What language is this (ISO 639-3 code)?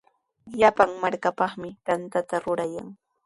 qws